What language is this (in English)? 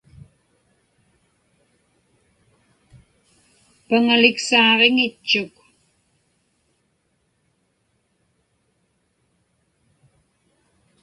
Inupiaq